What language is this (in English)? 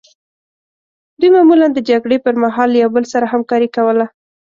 Pashto